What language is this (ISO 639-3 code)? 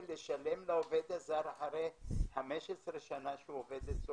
heb